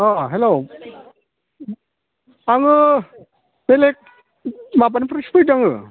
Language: Bodo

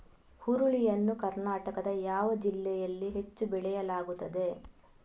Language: Kannada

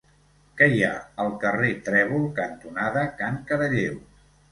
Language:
Catalan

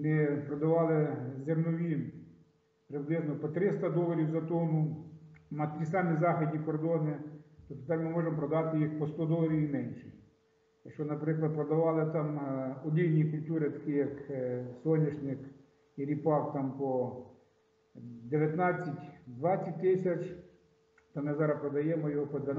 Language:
Ukrainian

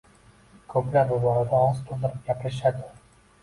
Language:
Uzbek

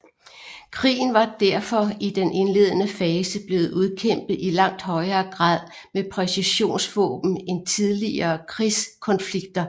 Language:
Danish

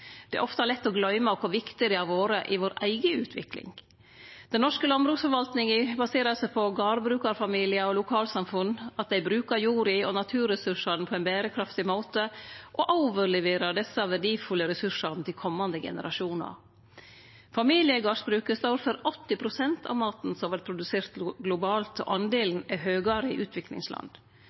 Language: Norwegian Nynorsk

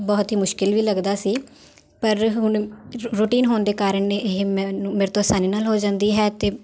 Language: Punjabi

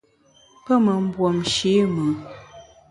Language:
Bamun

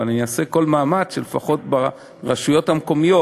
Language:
Hebrew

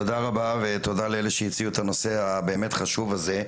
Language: Hebrew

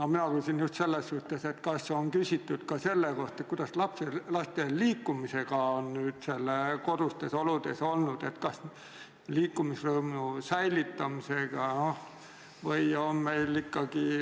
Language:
Estonian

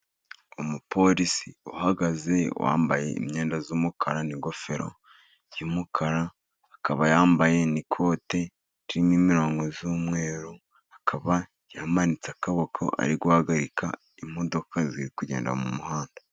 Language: Kinyarwanda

